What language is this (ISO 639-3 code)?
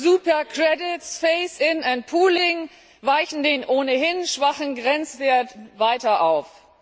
deu